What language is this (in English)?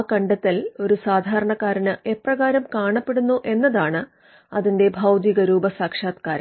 Malayalam